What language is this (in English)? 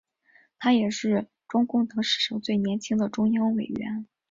Chinese